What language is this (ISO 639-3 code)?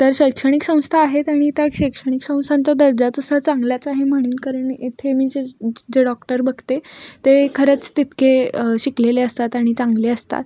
mar